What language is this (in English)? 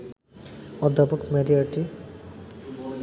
Bangla